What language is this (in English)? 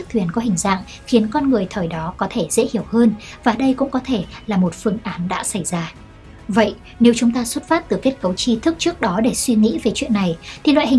Vietnamese